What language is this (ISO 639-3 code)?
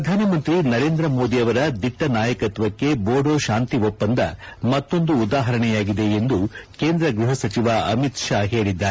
kan